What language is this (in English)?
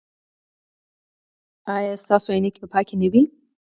Pashto